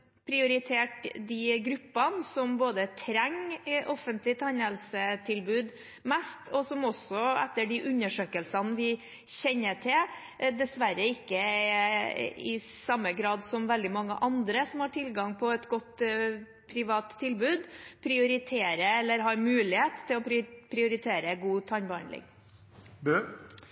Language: Norwegian Bokmål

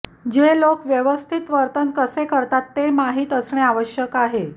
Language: Marathi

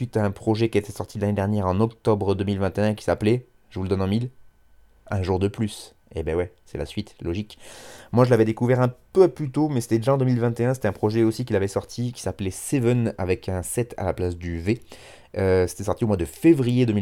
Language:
French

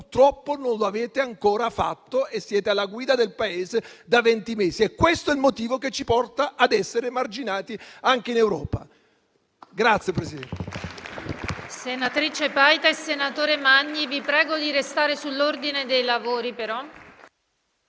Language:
Italian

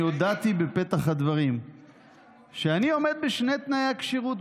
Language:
Hebrew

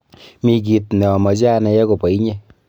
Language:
Kalenjin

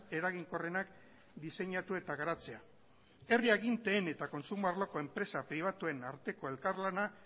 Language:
Basque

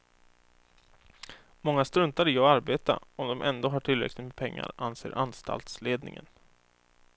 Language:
Swedish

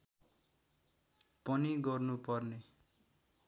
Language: Nepali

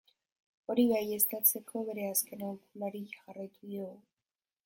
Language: Basque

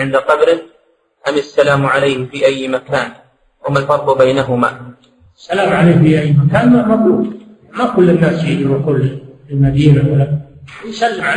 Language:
Arabic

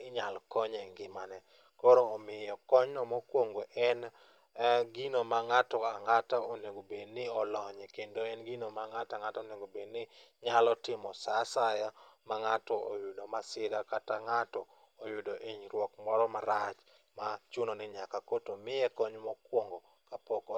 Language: Luo (Kenya and Tanzania)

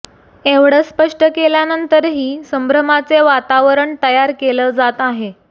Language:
Marathi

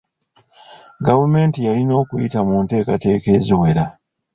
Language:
Ganda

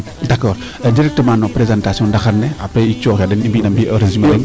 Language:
Serer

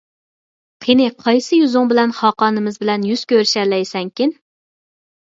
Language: Uyghur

